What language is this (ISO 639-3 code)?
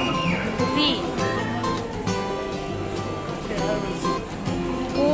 ind